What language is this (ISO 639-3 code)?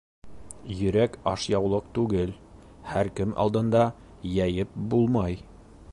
bak